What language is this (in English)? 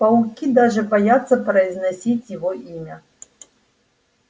Russian